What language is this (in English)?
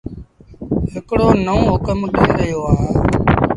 Sindhi Bhil